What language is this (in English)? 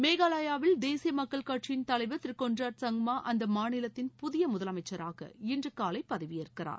Tamil